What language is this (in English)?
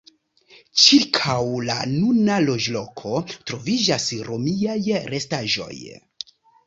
Esperanto